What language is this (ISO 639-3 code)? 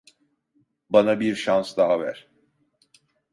tur